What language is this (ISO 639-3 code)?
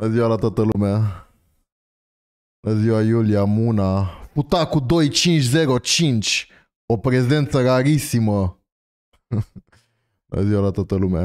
ron